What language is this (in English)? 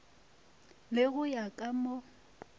Northern Sotho